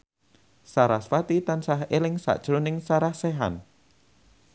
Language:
Javanese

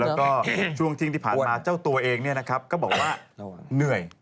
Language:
Thai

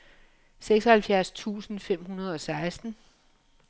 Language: Danish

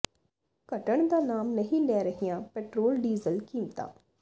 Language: Punjabi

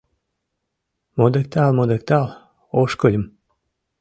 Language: Mari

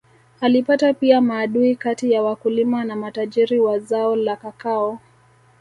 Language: Swahili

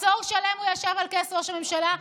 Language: Hebrew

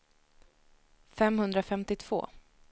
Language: Swedish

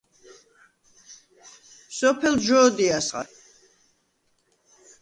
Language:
Svan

